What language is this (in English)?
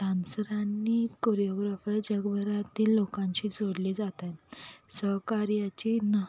Marathi